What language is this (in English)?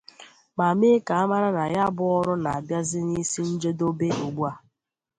Igbo